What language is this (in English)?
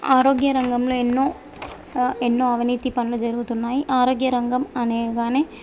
Telugu